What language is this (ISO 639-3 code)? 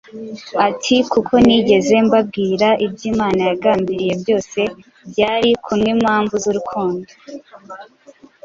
kin